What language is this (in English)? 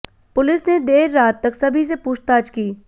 Hindi